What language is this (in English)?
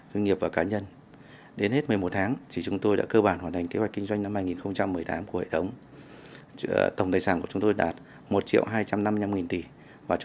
Vietnamese